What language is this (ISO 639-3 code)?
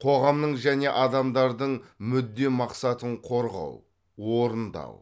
kaz